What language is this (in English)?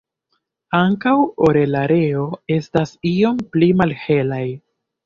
Esperanto